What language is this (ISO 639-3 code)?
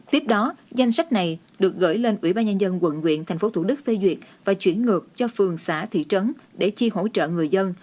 vie